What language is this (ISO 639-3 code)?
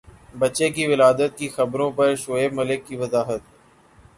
urd